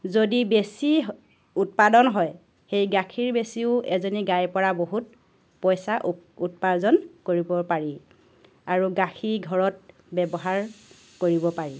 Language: Assamese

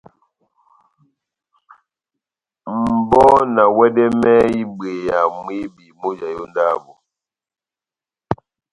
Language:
Batanga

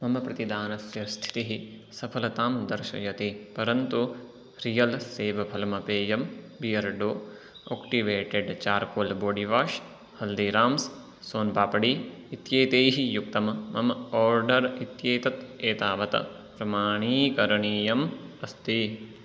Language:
Sanskrit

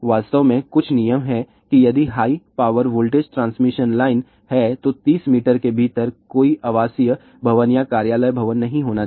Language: Hindi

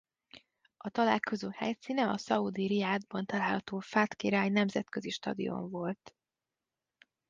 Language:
Hungarian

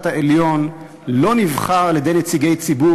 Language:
Hebrew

